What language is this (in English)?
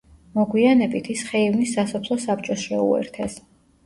Georgian